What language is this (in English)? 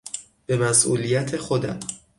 Persian